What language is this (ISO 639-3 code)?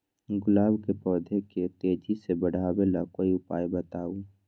mag